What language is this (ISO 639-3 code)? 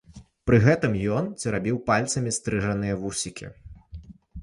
bel